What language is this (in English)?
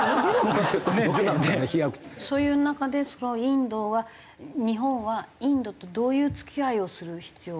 Japanese